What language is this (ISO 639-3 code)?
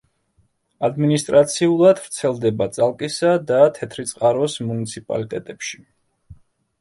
kat